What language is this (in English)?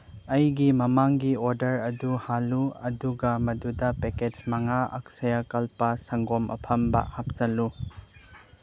Manipuri